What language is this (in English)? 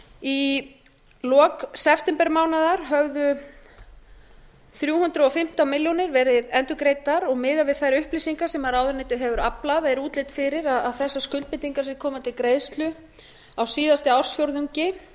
Icelandic